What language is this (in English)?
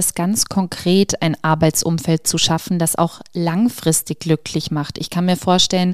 German